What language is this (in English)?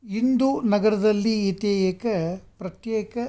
Sanskrit